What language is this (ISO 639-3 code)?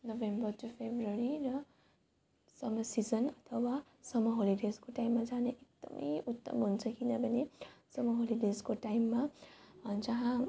nep